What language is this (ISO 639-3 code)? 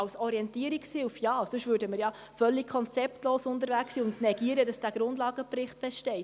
gsw